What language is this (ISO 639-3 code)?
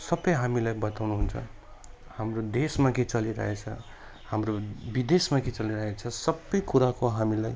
nep